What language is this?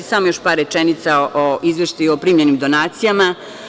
Serbian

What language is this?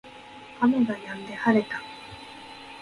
Japanese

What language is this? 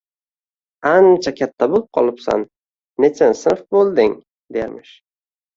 Uzbek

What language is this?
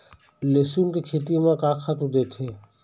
Chhattisgarhi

